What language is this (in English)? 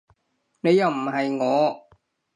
Cantonese